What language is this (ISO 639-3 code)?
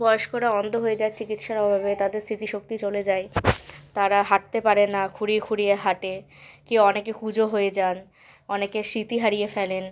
ben